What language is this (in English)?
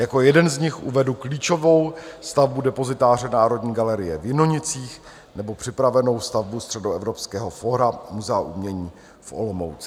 Czech